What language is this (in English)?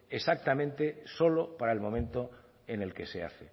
Spanish